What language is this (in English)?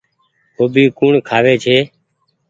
Goaria